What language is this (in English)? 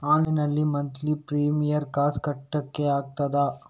Kannada